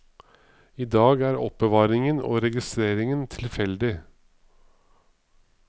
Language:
Norwegian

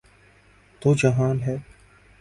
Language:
Urdu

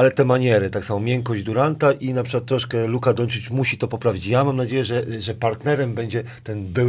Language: Polish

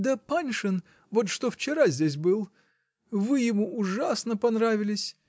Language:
Russian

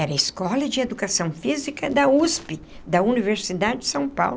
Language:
Portuguese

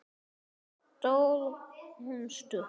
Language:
Icelandic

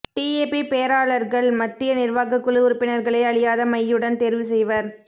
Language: Tamil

